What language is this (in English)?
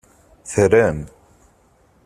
Kabyle